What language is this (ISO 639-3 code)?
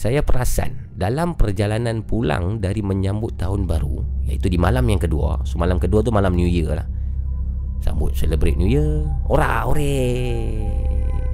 msa